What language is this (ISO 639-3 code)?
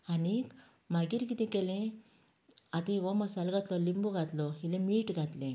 kok